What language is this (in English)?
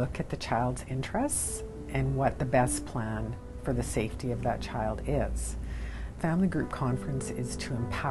English